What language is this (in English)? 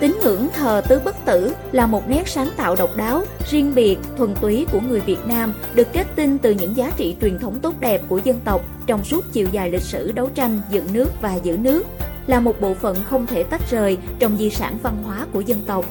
Vietnamese